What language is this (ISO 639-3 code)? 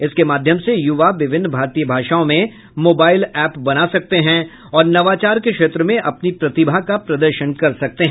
hin